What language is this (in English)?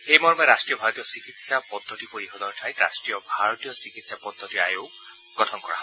Assamese